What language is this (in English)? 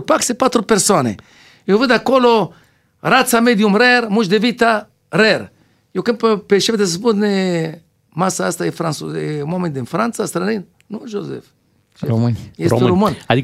Romanian